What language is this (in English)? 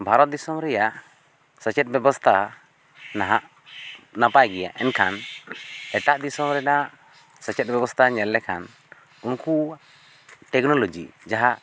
Santali